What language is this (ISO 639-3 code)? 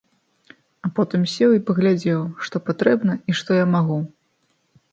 bel